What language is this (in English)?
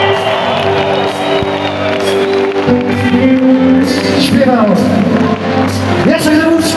Polish